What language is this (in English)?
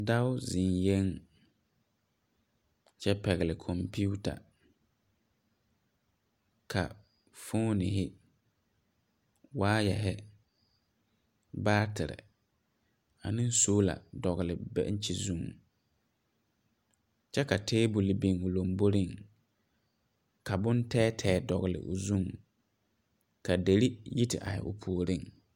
Southern Dagaare